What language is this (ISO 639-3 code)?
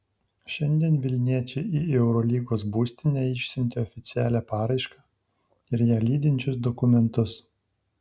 lit